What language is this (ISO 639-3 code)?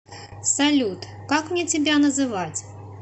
rus